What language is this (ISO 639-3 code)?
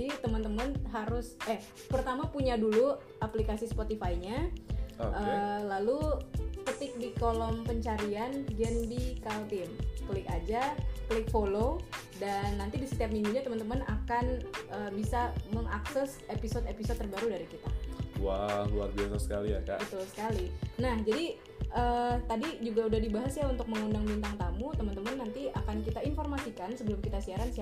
ind